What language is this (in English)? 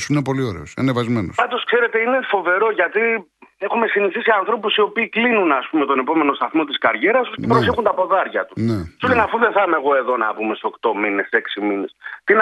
Greek